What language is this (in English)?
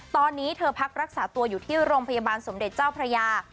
Thai